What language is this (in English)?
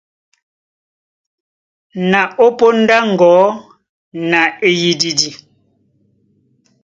Duala